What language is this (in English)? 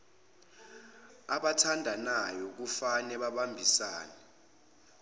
Zulu